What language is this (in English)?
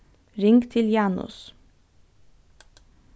Faroese